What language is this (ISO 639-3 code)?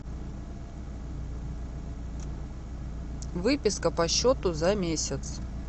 rus